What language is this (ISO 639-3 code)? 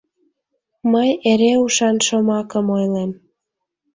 chm